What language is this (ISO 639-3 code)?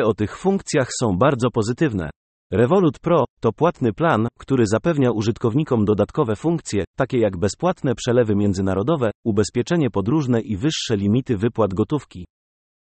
pol